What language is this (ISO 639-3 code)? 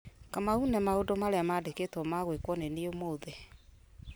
kik